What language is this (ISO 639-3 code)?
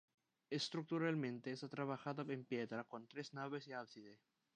spa